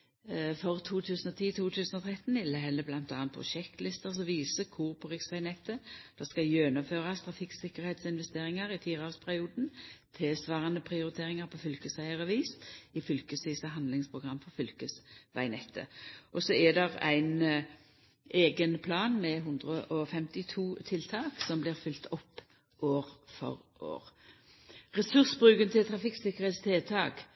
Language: Norwegian Nynorsk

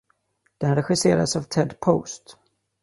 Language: Swedish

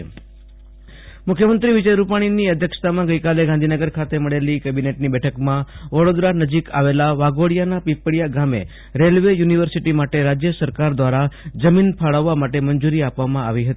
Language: Gujarati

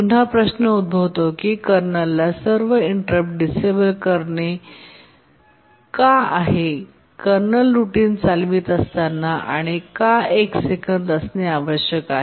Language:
Marathi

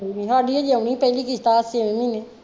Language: Punjabi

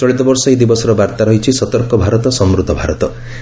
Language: Odia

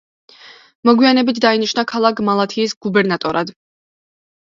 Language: Georgian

